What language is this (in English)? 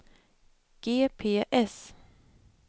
Swedish